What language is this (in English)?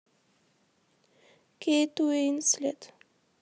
Russian